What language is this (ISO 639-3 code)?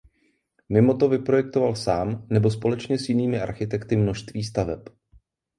ces